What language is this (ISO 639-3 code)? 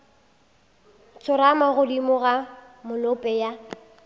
nso